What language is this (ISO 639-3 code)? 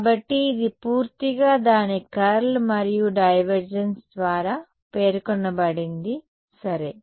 tel